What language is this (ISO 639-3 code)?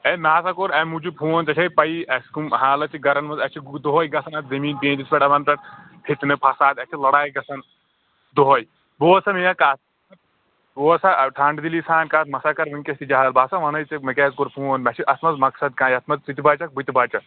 kas